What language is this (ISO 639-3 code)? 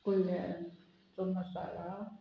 kok